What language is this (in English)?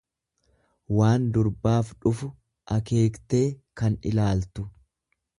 Oromo